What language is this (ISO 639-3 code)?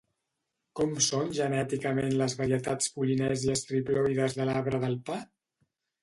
cat